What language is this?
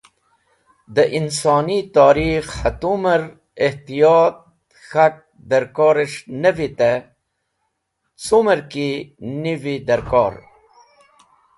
Wakhi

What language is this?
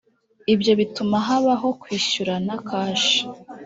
Kinyarwanda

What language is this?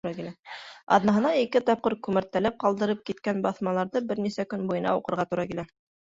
Bashkir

